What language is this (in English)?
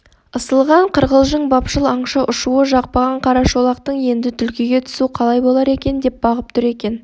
Kazakh